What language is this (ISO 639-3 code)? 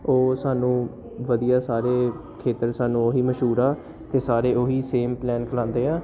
pan